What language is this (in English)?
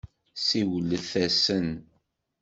Kabyle